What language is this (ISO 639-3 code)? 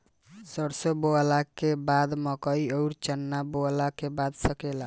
bho